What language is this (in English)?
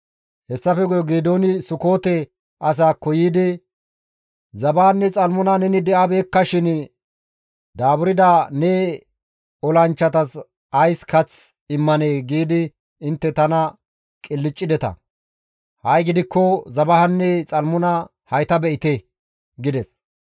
Gamo